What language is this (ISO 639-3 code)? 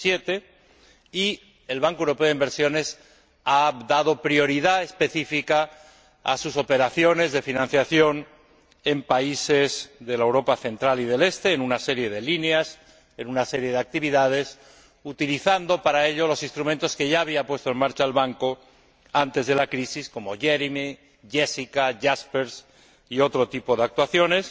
spa